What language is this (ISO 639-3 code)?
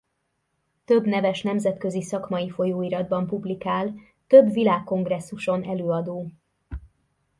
hun